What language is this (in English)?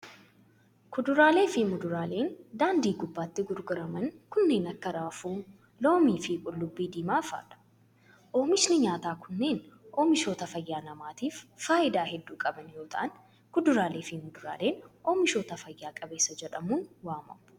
Oromo